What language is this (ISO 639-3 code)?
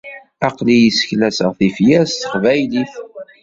kab